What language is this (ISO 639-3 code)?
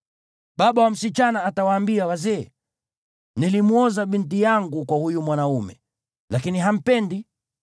swa